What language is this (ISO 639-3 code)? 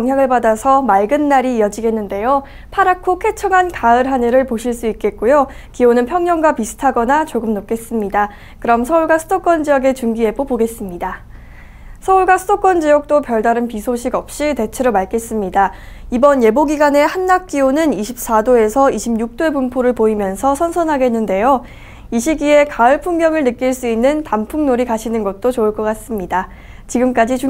kor